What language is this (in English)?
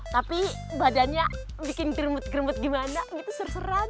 Indonesian